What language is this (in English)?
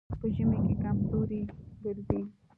Pashto